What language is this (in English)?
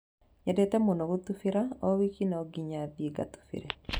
Kikuyu